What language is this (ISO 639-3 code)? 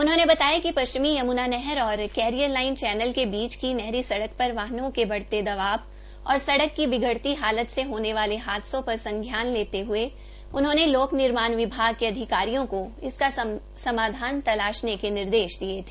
hin